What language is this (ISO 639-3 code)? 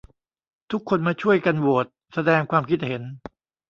tha